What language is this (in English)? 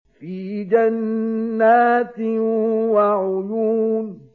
Arabic